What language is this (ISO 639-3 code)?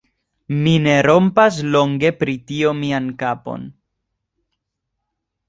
epo